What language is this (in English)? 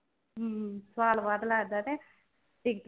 Punjabi